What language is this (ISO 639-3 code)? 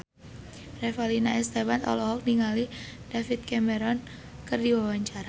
sun